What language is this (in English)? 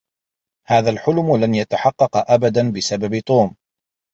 Arabic